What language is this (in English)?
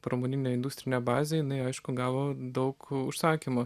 Lithuanian